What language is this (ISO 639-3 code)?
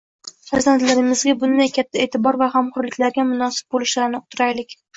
uzb